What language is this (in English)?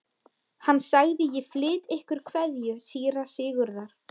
Icelandic